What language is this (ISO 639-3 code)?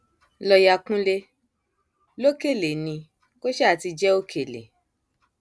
yor